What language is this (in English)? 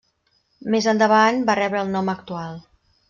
Catalan